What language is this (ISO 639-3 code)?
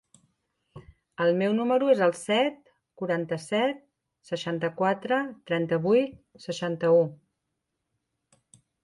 cat